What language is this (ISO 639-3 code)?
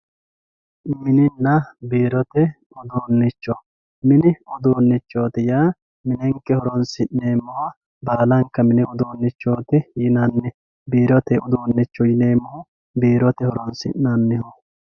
sid